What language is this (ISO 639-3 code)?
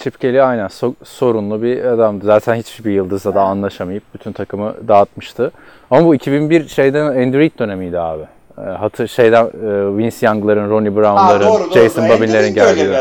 tur